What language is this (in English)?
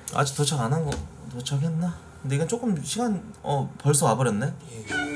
Korean